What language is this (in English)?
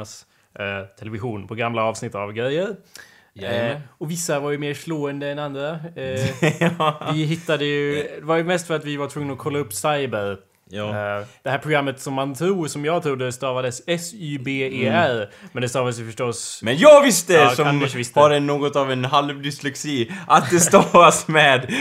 Swedish